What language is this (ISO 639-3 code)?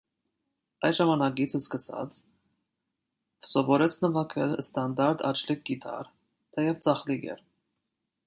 hye